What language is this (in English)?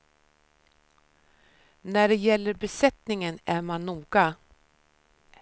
Swedish